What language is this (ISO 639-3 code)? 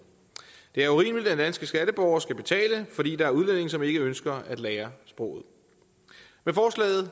dan